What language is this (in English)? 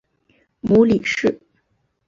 Chinese